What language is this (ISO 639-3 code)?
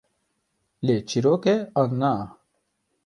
kur